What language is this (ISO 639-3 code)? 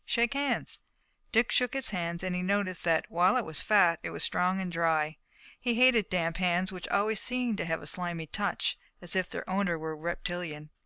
eng